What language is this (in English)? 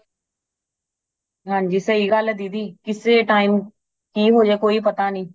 Punjabi